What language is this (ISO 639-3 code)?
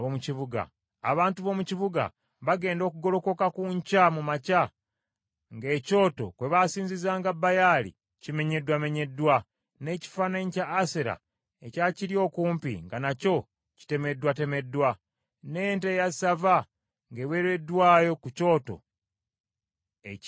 lug